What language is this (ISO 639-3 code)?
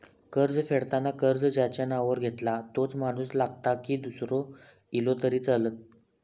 mar